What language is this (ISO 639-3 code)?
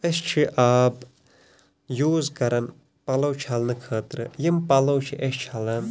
kas